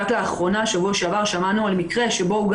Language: Hebrew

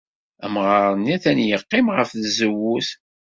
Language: Kabyle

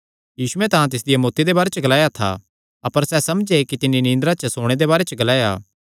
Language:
Kangri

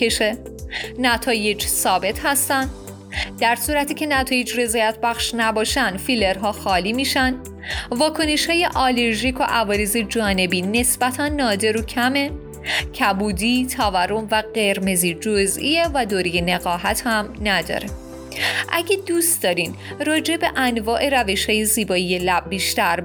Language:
Persian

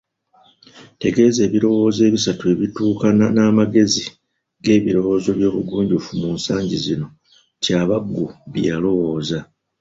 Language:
Ganda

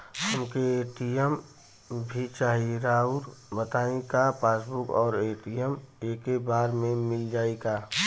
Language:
Bhojpuri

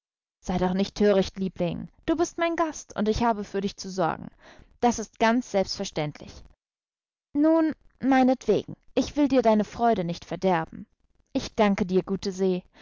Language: German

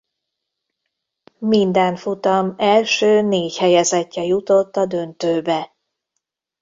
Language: Hungarian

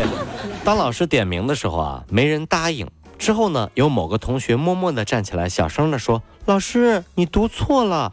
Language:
Chinese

